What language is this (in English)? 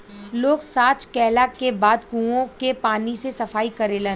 Bhojpuri